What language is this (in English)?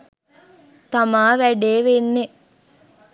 Sinhala